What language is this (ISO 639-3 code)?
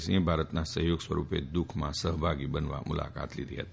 guj